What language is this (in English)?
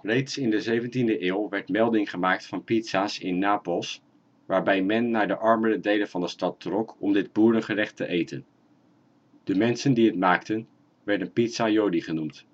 Dutch